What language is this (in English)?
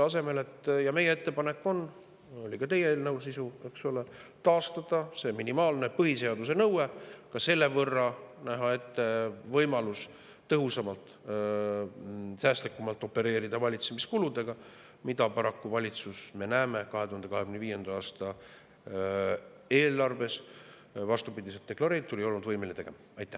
Estonian